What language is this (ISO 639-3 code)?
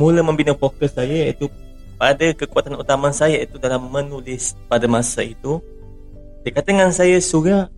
msa